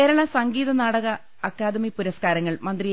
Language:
Malayalam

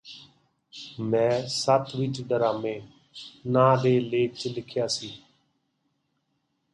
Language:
Punjabi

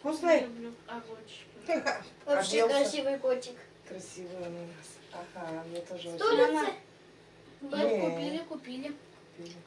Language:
Russian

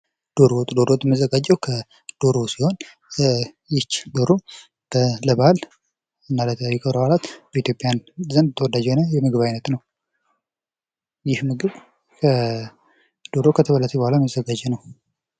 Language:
Amharic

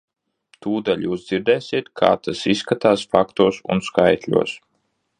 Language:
Latvian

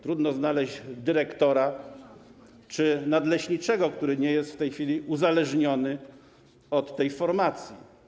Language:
Polish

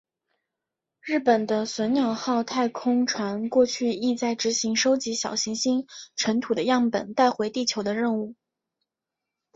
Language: Chinese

